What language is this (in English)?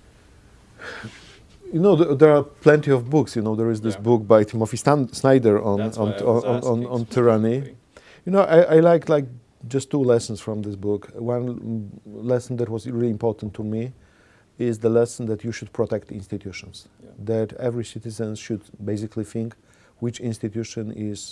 English